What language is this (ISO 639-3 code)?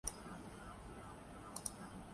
urd